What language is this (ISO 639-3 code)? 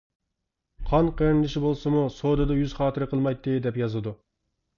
uig